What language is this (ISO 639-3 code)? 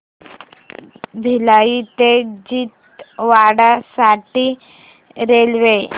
mar